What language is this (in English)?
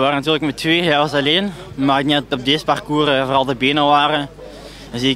Dutch